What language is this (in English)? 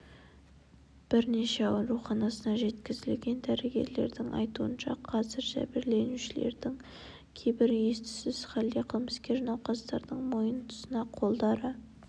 Kazakh